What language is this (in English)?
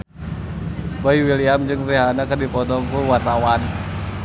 Sundanese